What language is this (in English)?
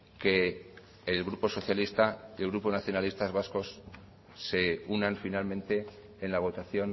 Spanish